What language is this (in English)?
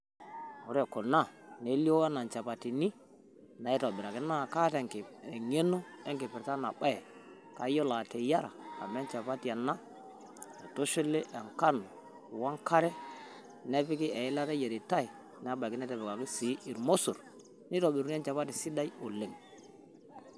Masai